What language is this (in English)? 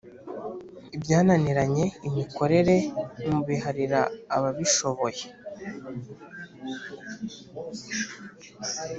Kinyarwanda